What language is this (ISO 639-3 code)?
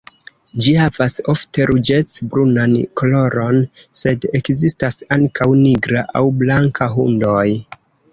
epo